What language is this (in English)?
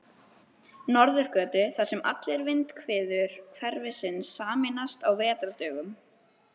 Icelandic